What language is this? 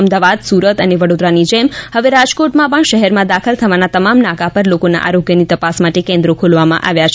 Gujarati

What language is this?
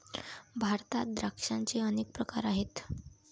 Marathi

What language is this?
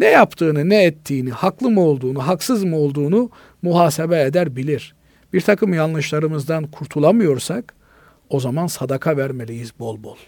Turkish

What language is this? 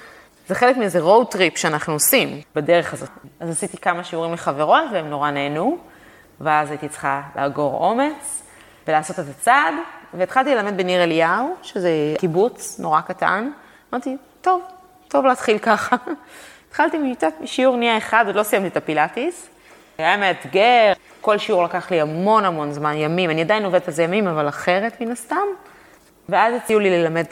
Hebrew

